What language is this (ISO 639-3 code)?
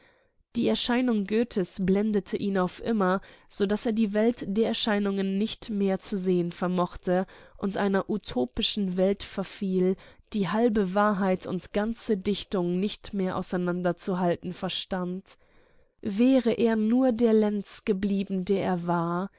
deu